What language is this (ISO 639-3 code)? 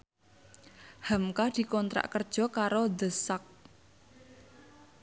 jav